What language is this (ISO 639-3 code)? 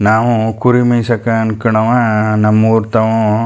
kan